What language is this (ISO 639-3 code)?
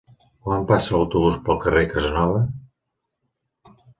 cat